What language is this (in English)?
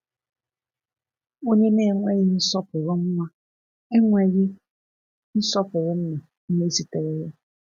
Igbo